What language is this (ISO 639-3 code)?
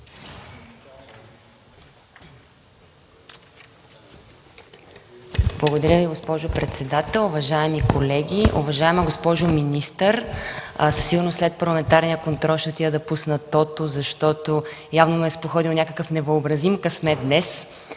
bul